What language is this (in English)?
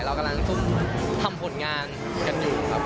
Thai